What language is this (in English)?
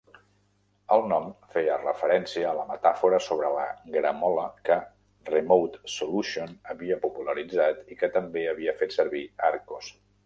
Catalan